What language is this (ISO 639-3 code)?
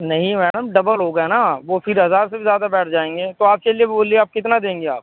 urd